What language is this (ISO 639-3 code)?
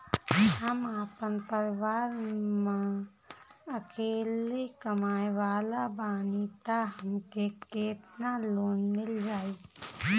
bho